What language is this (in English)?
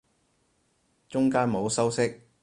Cantonese